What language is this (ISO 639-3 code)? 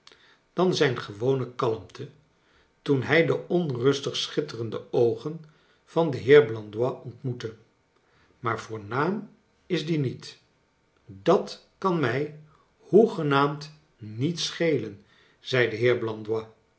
nld